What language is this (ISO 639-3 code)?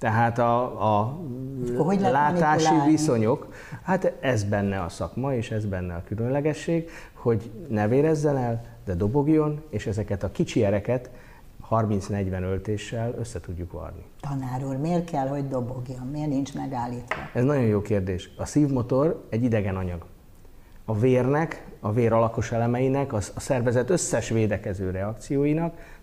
hun